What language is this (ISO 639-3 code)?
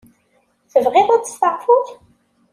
kab